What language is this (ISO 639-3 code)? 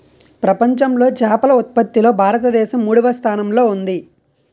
tel